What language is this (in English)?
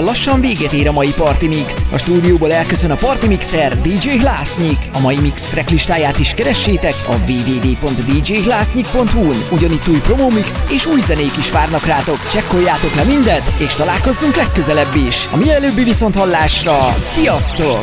Hungarian